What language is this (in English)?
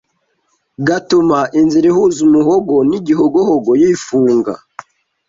Kinyarwanda